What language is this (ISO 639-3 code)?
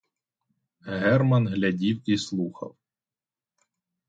ukr